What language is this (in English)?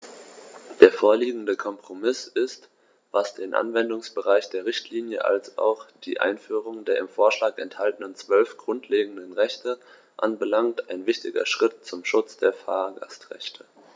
German